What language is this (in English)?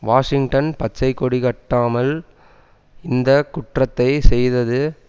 Tamil